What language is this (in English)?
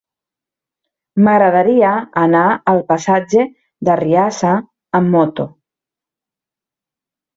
Catalan